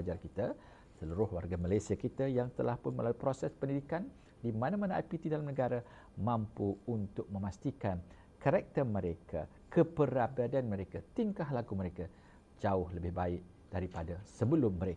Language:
Malay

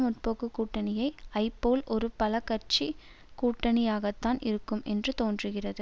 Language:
Tamil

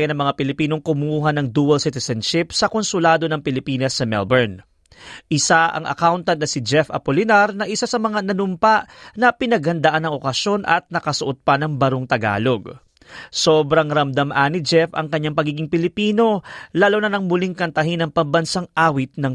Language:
Filipino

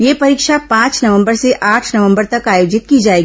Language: Hindi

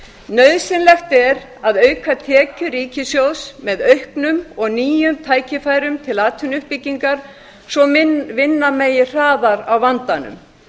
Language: Icelandic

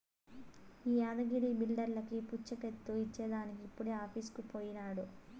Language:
Telugu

